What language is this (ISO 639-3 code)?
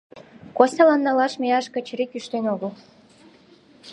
chm